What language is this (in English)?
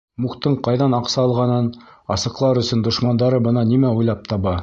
Bashkir